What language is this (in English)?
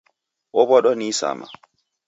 Taita